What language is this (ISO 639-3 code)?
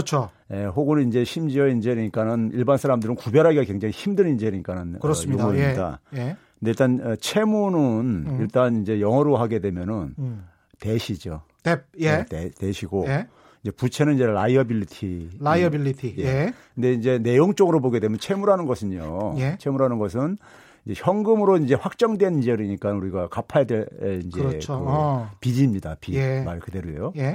kor